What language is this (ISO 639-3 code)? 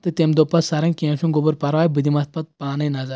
kas